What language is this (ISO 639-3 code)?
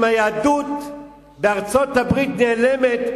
heb